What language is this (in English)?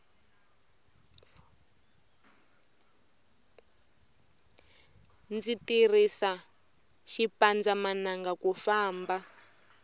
Tsonga